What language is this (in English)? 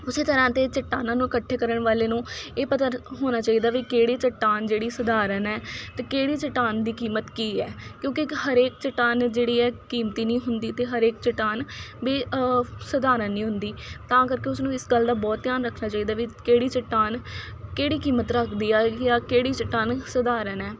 Punjabi